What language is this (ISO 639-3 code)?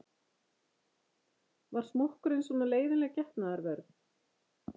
isl